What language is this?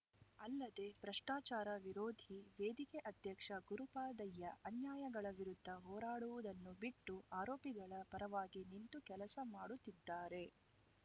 Kannada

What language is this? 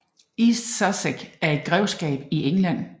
Danish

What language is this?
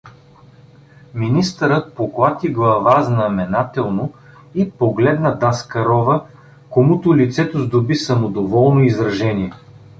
Bulgarian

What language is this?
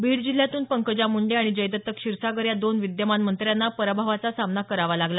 Marathi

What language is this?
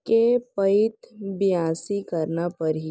Chhattisgarhi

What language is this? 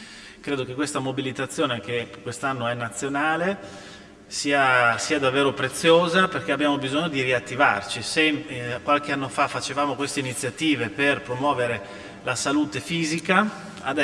Italian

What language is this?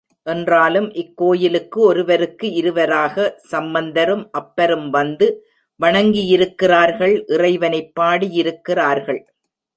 Tamil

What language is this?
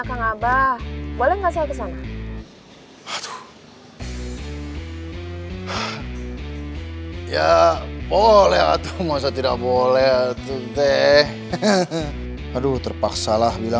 Indonesian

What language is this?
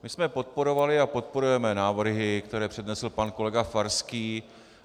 Czech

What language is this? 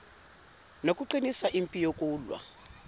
Zulu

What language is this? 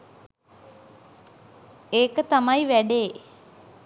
Sinhala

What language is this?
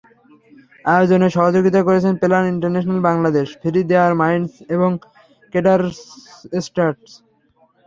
Bangla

